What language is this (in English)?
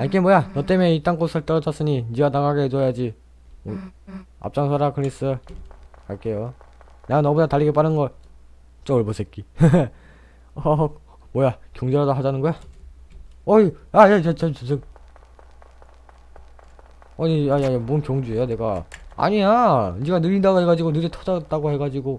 Korean